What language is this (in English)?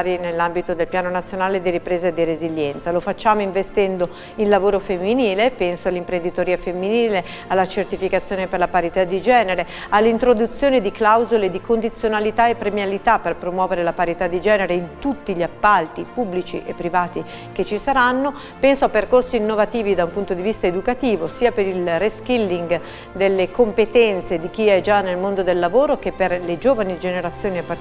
Italian